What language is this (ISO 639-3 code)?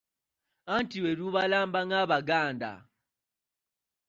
lug